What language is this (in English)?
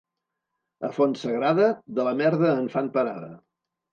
Catalan